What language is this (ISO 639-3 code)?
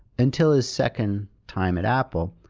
eng